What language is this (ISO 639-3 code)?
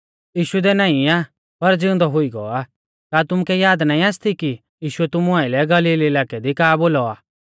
bfz